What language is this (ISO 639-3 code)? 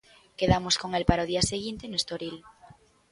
glg